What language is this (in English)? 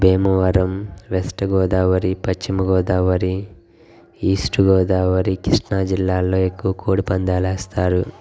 Telugu